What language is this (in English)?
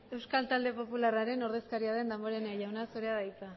Basque